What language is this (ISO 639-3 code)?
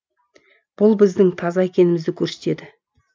kaz